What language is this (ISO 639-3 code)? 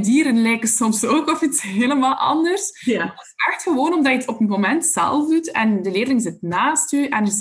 nld